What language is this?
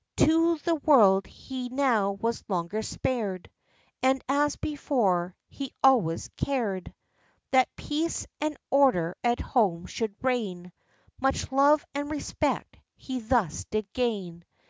English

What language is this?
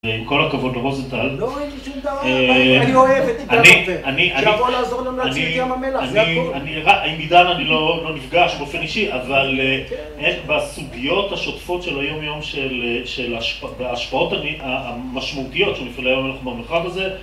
Hebrew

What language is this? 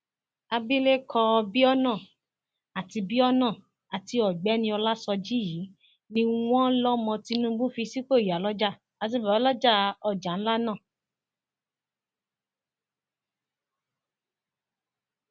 Yoruba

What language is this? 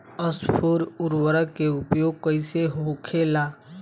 Bhojpuri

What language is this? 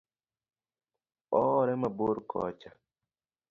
Luo (Kenya and Tanzania)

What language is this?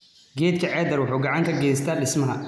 Somali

